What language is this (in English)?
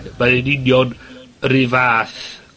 Welsh